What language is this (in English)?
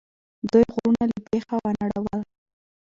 Pashto